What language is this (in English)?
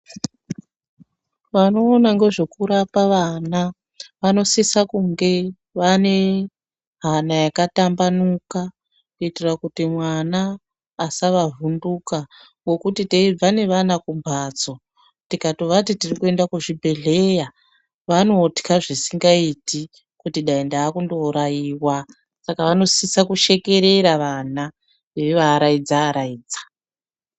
Ndau